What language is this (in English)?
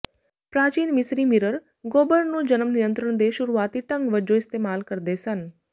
Punjabi